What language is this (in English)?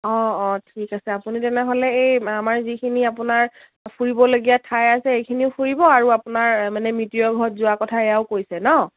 Assamese